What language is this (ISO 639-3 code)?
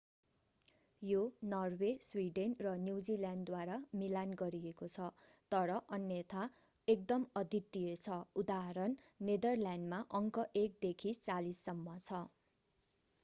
nep